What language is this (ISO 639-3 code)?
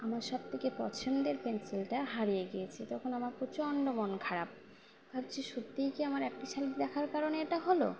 ben